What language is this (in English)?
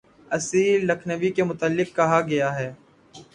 Urdu